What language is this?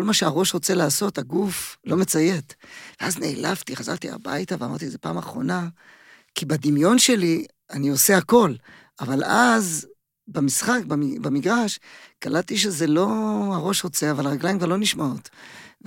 Hebrew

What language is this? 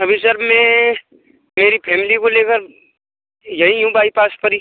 Hindi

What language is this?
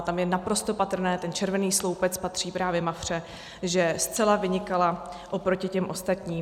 Czech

